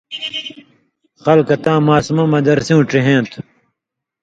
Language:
Indus Kohistani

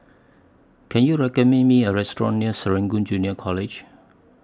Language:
English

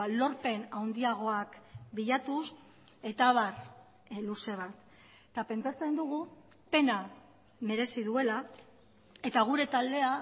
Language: Basque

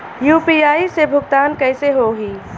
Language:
Bhojpuri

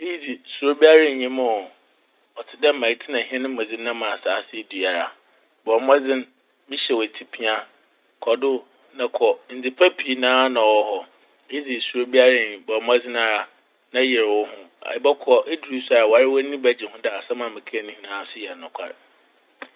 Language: Akan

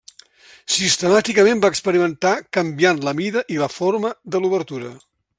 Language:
Catalan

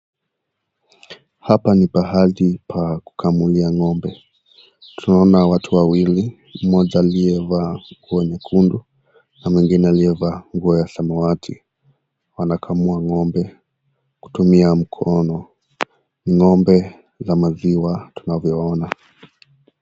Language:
Swahili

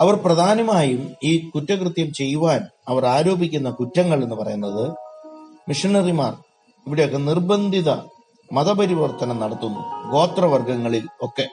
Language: Malayalam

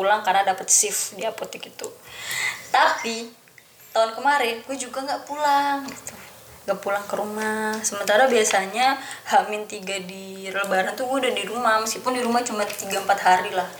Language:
Indonesian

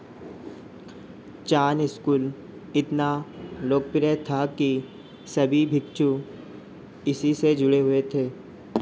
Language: Hindi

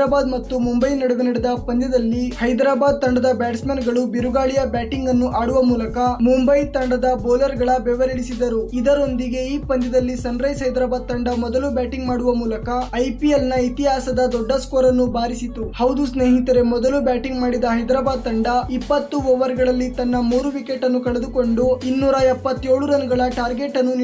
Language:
Kannada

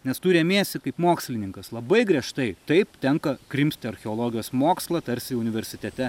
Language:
Lithuanian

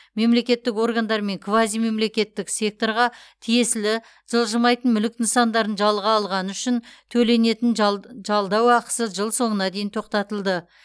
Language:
Kazakh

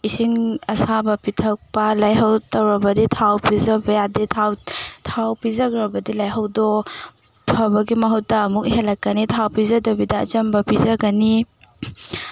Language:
Manipuri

